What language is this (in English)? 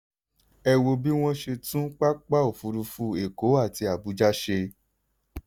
Yoruba